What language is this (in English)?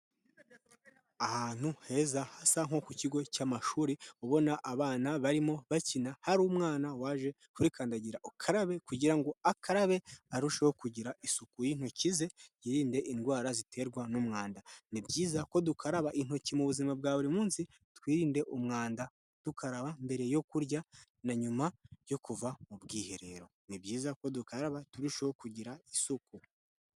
Kinyarwanda